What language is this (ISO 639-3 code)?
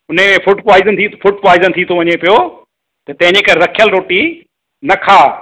snd